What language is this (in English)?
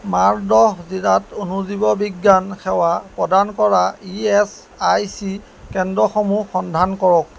Assamese